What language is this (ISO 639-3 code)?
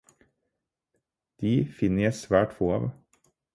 nob